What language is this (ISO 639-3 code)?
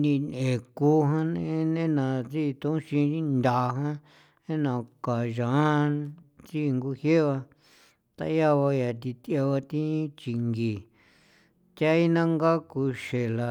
pow